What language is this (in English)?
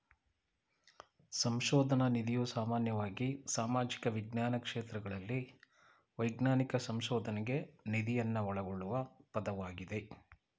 Kannada